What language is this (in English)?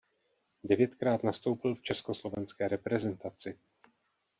Czech